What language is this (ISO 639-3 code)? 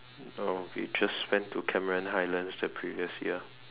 eng